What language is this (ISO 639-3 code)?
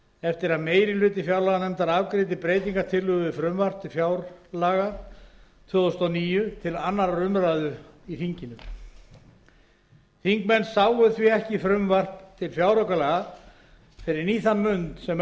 isl